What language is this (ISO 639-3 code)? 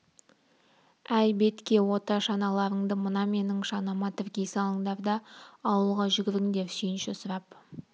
kaz